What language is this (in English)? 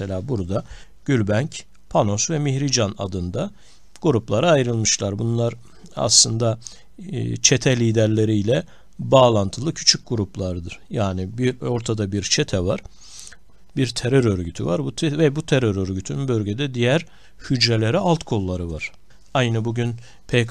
Turkish